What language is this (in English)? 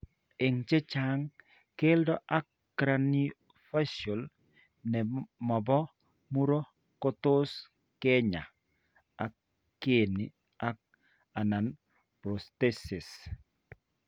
Kalenjin